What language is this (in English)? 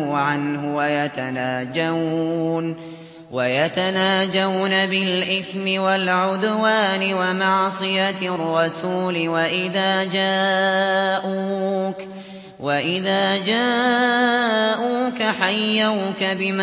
Arabic